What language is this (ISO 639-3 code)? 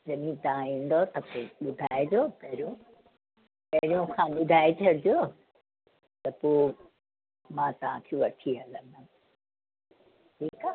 snd